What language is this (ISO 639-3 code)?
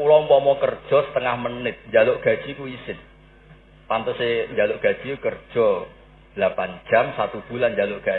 ind